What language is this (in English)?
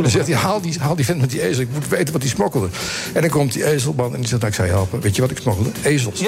Dutch